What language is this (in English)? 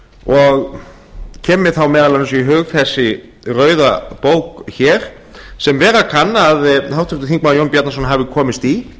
Icelandic